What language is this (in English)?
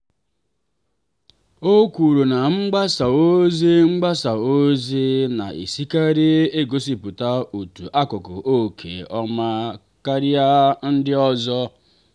Igbo